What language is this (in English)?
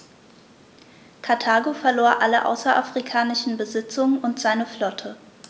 German